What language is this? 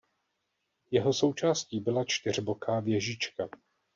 Czech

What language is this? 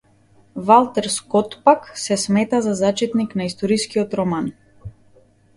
Macedonian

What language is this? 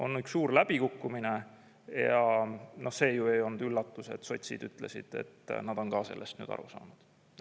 Estonian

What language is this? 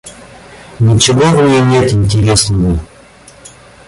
Russian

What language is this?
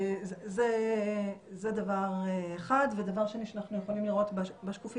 Hebrew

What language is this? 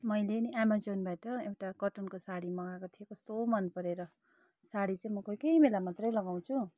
Nepali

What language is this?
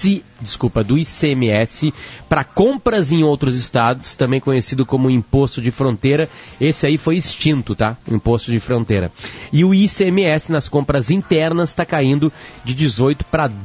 Portuguese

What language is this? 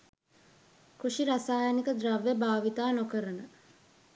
Sinhala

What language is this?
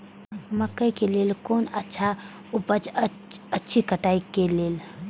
Maithili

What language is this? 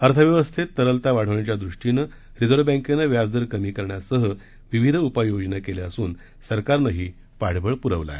Marathi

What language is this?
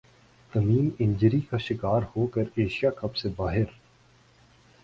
Urdu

